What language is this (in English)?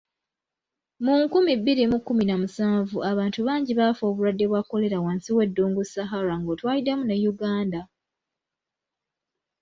Ganda